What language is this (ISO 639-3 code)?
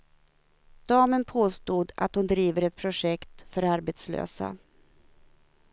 swe